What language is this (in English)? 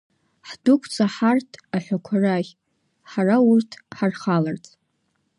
Abkhazian